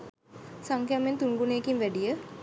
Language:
Sinhala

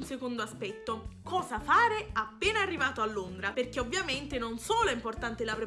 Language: Italian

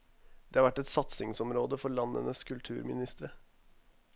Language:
Norwegian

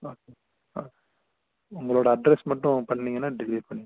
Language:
Tamil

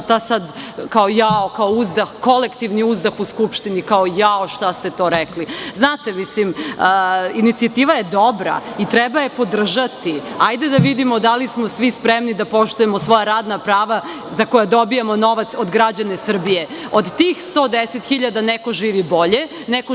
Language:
Serbian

